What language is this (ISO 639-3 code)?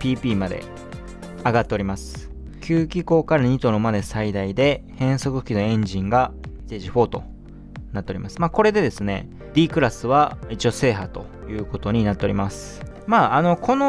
jpn